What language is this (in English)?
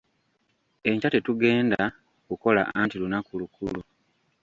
Ganda